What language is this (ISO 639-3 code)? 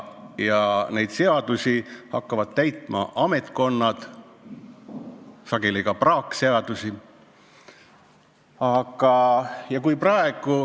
est